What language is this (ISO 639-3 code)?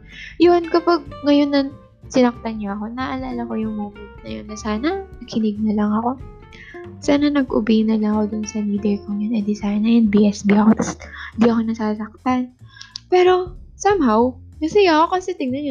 fil